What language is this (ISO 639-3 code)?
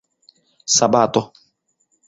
epo